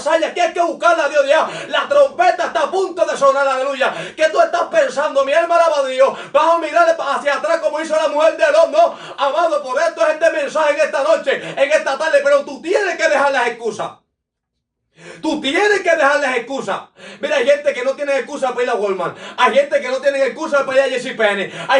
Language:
Spanish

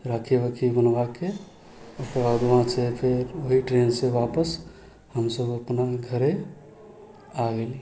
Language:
Maithili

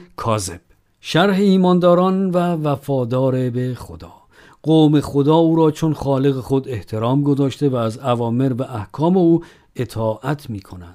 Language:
Persian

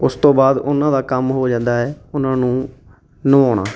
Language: Punjabi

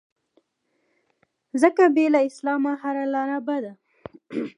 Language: Pashto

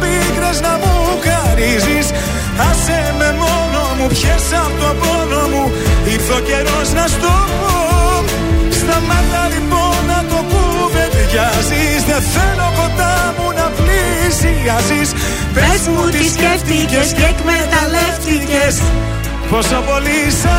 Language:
Greek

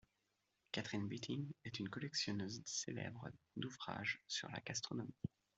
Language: French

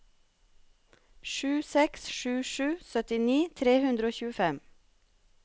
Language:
Norwegian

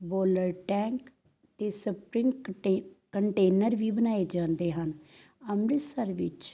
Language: Punjabi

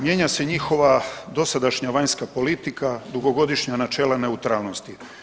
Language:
Croatian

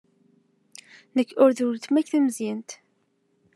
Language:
Kabyle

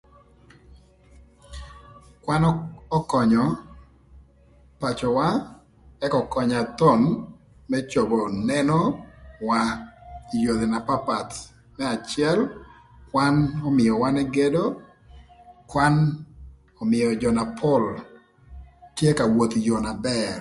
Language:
Thur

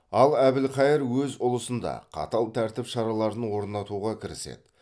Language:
Kazakh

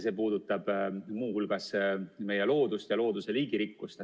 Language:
Estonian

